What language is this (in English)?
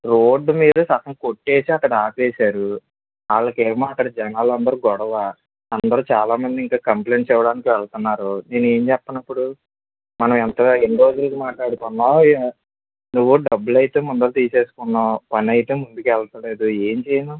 Telugu